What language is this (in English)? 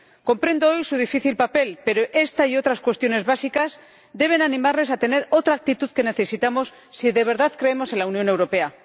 Spanish